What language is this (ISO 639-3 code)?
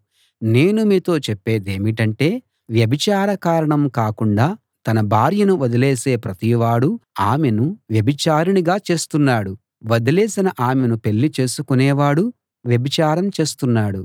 tel